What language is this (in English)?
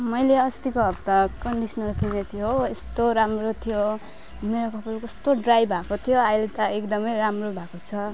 Nepali